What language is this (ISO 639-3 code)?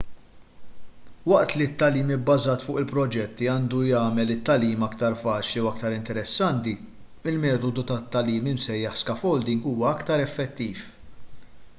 mlt